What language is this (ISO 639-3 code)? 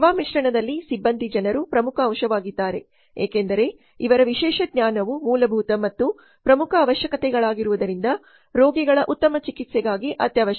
kan